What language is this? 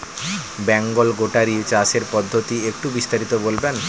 Bangla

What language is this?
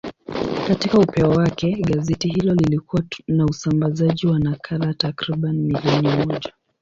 Swahili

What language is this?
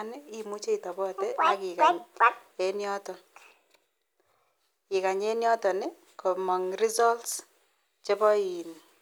Kalenjin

